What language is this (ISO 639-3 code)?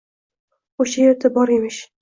uzb